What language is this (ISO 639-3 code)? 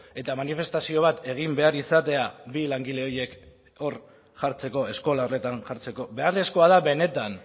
eus